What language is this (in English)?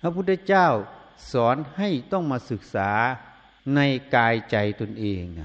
Thai